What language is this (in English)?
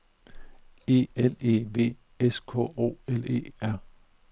Danish